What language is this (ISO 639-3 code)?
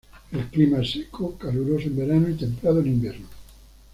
spa